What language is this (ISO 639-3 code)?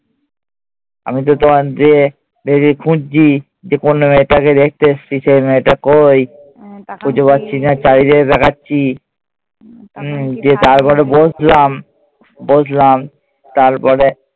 ben